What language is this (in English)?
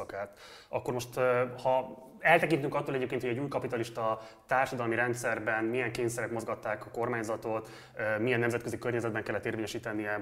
Hungarian